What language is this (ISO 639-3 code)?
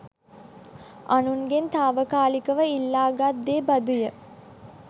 sin